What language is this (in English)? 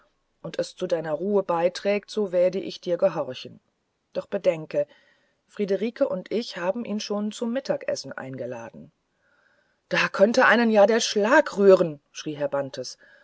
German